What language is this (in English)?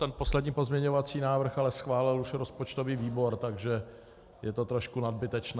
Czech